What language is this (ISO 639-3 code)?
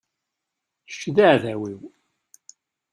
kab